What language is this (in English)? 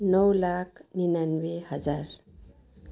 Nepali